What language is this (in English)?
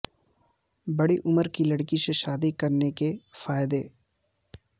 Urdu